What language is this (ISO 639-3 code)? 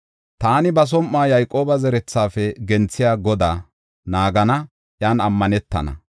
gof